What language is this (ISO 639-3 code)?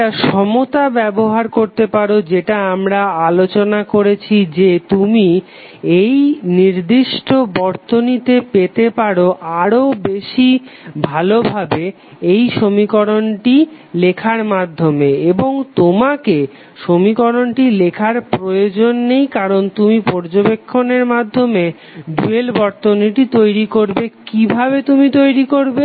ben